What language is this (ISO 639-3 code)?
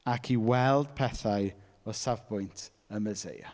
cym